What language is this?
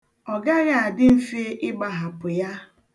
Igbo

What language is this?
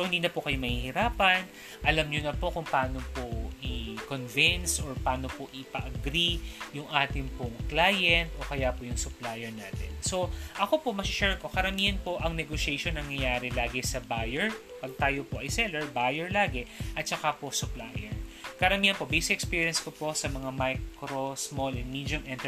Filipino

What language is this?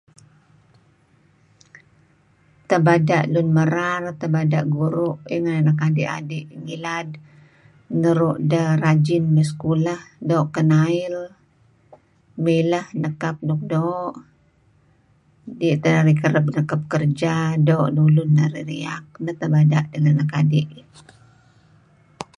Kelabit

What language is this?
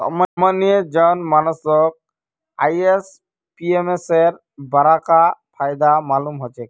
Magahi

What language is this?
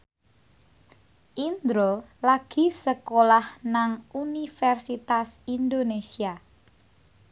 Javanese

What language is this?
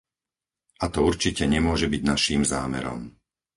Slovak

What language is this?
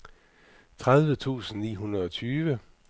Danish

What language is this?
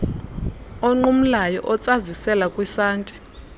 Xhosa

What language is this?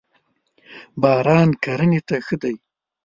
Pashto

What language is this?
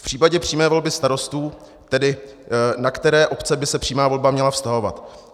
Czech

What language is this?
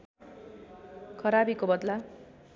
Nepali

